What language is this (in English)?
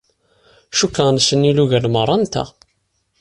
Kabyle